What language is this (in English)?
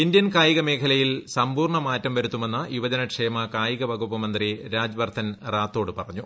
Malayalam